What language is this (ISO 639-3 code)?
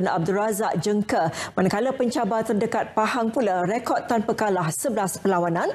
msa